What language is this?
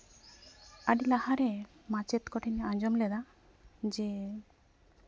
Santali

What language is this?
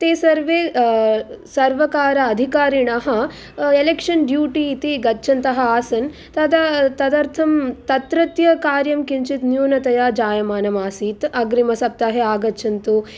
Sanskrit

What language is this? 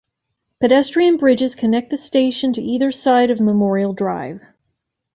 English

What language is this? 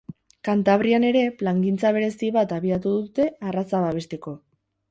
Basque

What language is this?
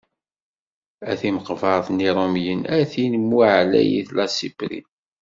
Kabyle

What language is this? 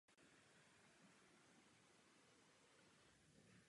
Czech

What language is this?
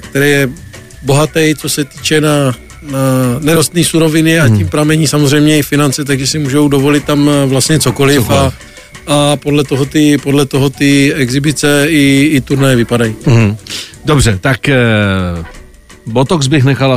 Czech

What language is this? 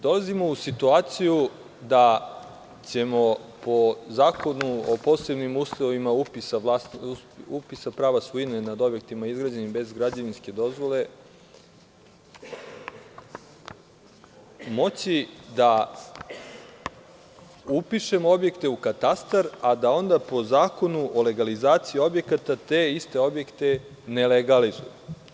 Serbian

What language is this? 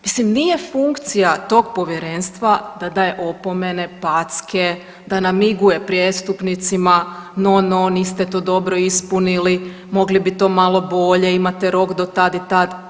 Croatian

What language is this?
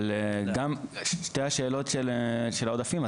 Hebrew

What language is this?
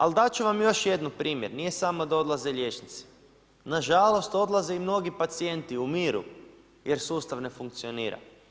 Croatian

